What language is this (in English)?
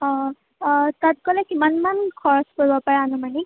Assamese